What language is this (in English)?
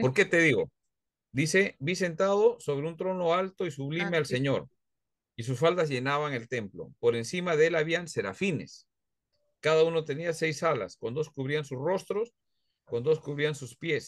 Spanish